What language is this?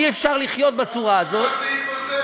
Hebrew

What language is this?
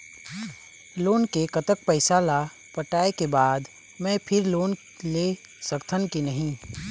Chhattisgarhi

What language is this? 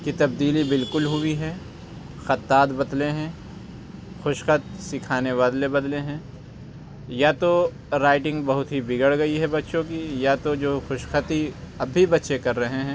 Urdu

